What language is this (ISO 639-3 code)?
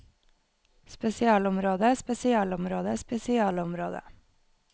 nor